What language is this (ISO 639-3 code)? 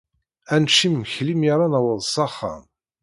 kab